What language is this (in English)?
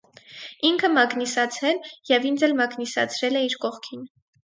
Armenian